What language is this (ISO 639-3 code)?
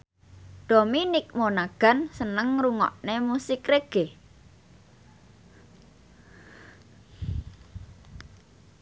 jav